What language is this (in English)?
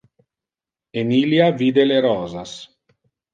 Interlingua